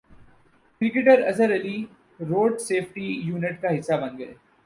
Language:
Urdu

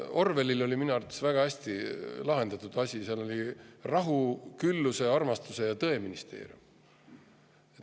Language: Estonian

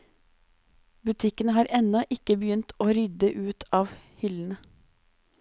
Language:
Norwegian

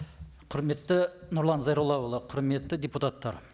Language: Kazakh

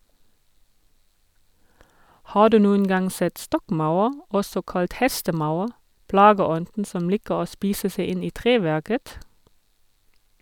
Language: Norwegian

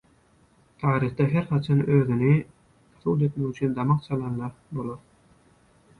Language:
Turkmen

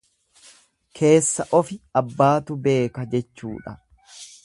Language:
Oromo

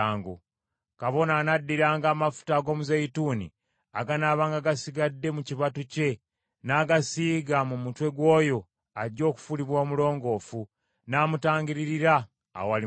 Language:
Ganda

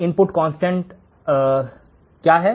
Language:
Hindi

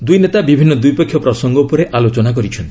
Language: Odia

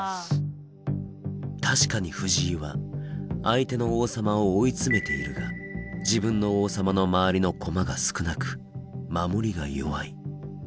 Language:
Japanese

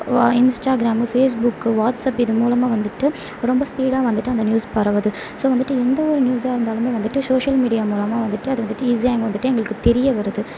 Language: Tamil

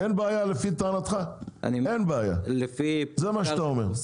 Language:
Hebrew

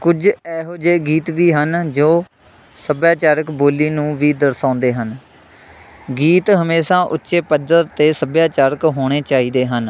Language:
Punjabi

